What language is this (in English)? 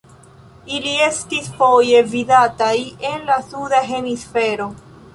Esperanto